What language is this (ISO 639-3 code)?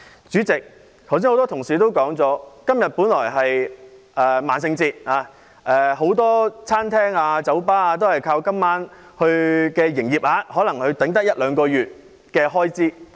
yue